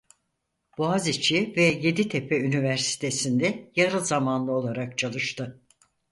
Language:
Turkish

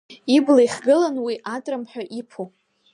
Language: Abkhazian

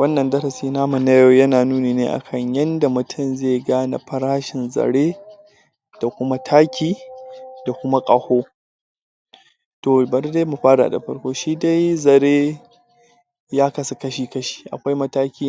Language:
Hausa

